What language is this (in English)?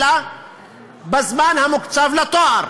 Hebrew